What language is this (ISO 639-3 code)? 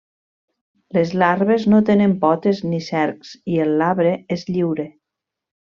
cat